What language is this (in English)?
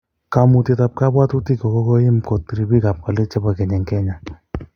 Kalenjin